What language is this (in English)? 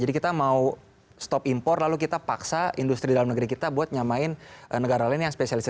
Indonesian